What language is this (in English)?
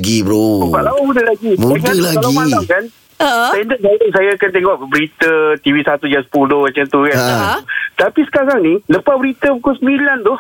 Malay